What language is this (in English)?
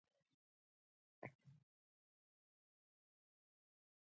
Pashto